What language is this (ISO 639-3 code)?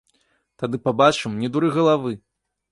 bel